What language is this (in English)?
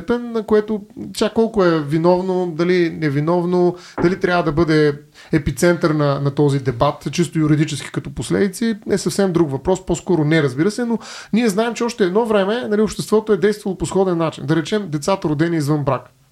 Bulgarian